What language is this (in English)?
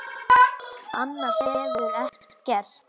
Icelandic